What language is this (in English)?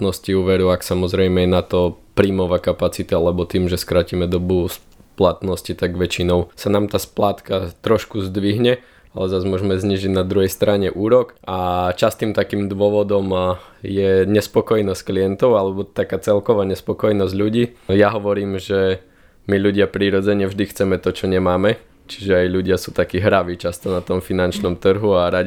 Slovak